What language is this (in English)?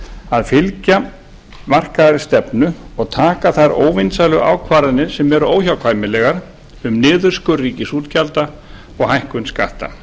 Icelandic